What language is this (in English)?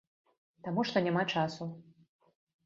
Belarusian